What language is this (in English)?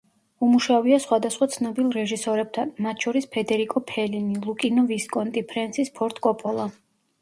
Georgian